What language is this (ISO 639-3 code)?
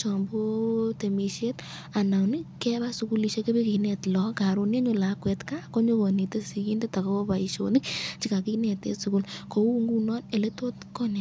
kln